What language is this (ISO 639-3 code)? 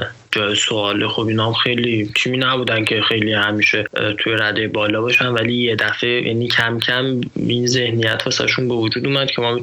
fas